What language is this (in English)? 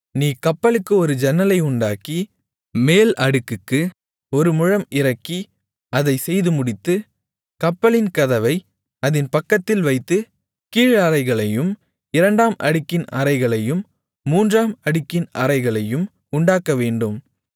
Tamil